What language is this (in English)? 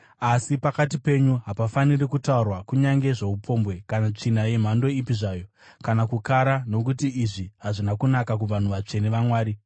Shona